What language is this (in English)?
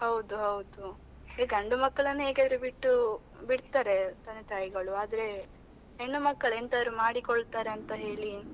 Kannada